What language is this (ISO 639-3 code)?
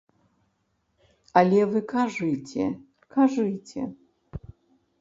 bel